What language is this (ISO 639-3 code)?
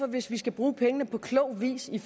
dan